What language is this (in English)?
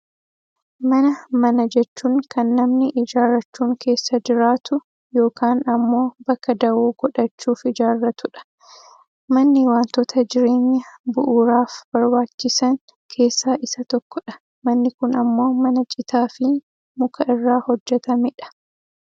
Oromo